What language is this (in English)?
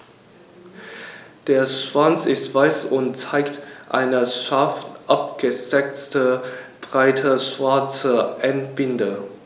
German